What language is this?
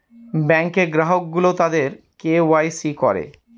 Bangla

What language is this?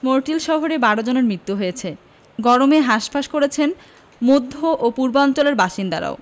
Bangla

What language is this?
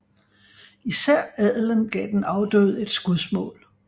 Danish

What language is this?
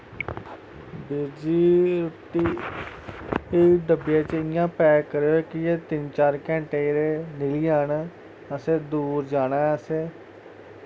Dogri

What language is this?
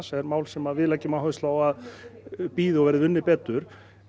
Icelandic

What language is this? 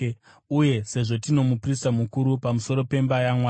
Shona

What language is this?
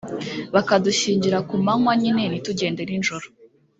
Kinyarwanda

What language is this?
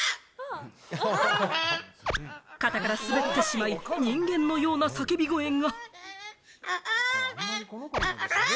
Japanese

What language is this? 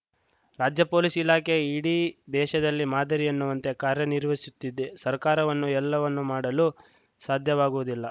Kannada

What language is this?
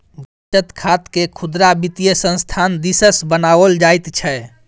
Maithili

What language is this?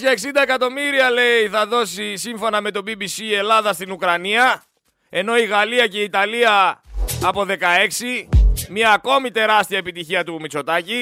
Greek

